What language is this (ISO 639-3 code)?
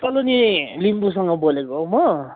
nep